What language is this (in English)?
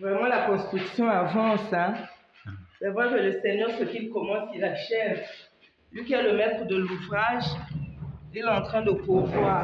French